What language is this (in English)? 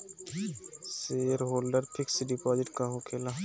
Bhojpuri